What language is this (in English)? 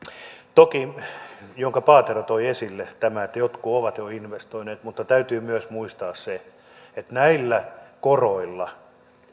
Finnish